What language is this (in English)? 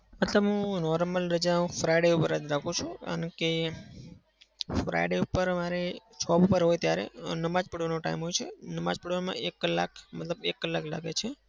Gujarati